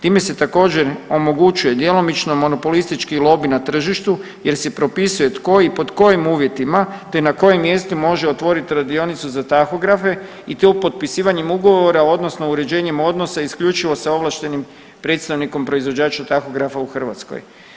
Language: Croatian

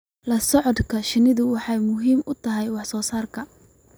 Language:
Somali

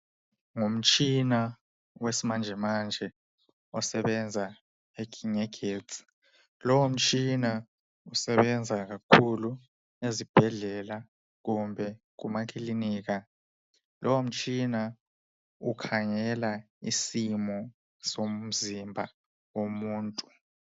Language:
North Ndebele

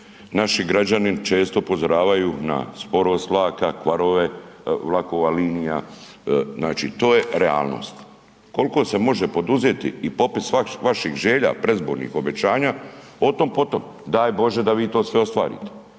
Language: Croatian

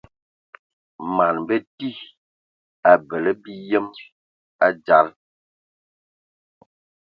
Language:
Ewondo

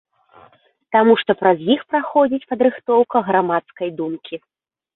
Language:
Belarusian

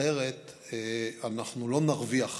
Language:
Hebrew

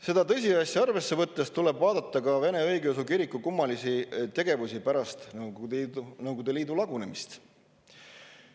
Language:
Estonian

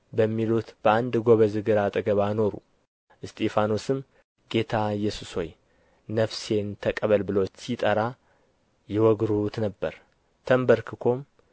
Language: Amharic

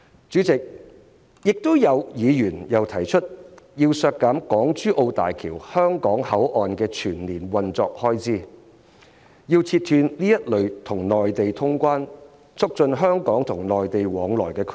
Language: Cantonese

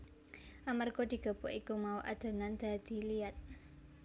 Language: Javanese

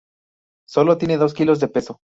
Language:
Spanish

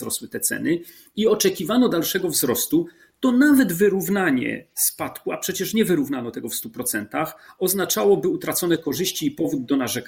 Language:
Polish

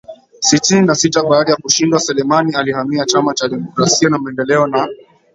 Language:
Swahili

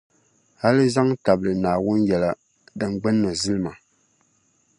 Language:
Dagbani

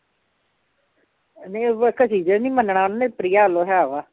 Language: Punjabi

